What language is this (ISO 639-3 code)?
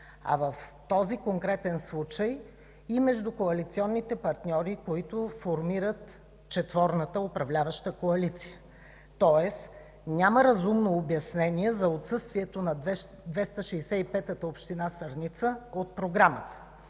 bul